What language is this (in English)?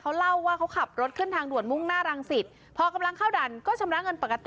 Thai